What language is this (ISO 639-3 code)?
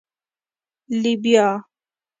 pus